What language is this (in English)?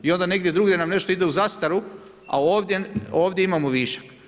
Croatian